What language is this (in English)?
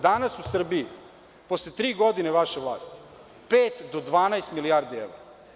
Serbian